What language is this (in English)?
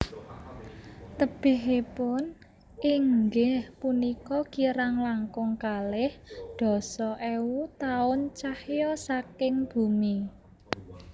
Javanese